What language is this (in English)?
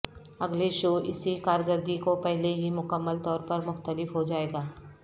Urdu